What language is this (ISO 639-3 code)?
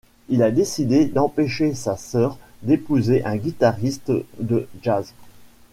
fra